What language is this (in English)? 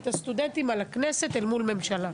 Hebrew